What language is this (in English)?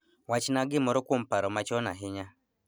Luo (Kenya and Tanzania)